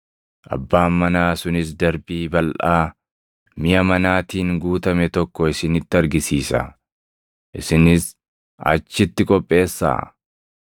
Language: Oromo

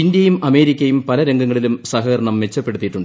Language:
Malayalam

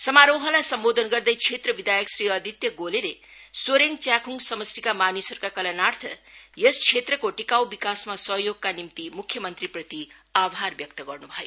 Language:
Nepali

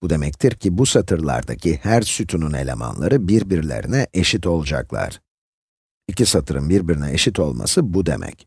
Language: Turkish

